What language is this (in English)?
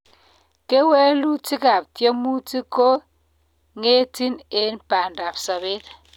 Kalenjin